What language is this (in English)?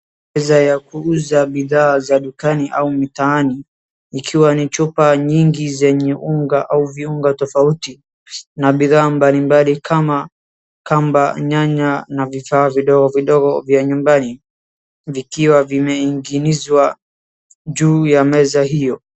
Swahili